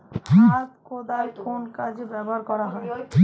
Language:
Bangla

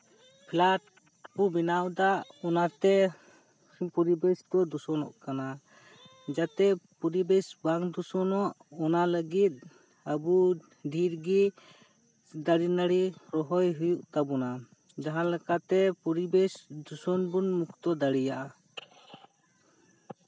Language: Santali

